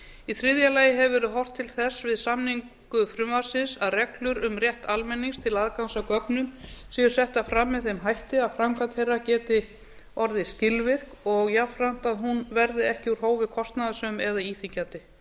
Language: Icelandic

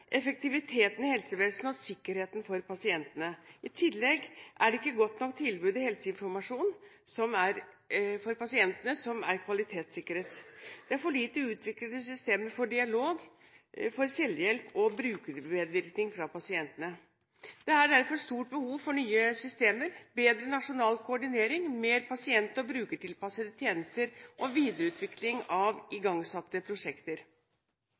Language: Norwegian Bokmål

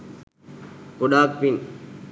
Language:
Sinhala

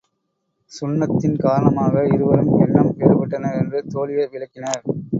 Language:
Tamil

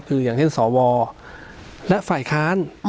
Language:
Thai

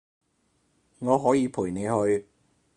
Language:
Cantonese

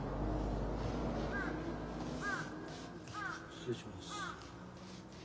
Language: Japanese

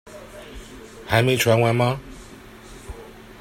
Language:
Chinese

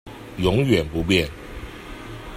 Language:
Chinese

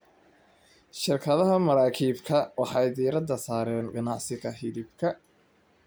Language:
Somali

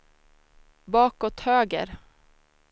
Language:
Swedish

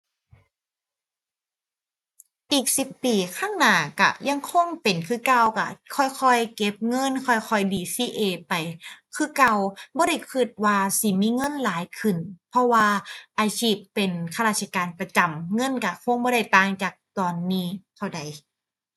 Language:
Thai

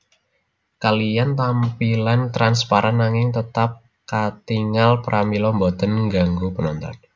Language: Javanese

